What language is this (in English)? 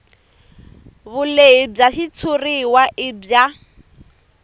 Tsonga